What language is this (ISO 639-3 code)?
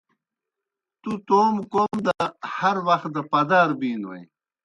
plk